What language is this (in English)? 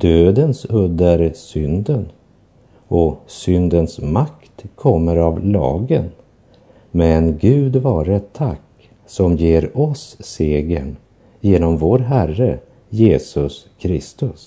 Swedish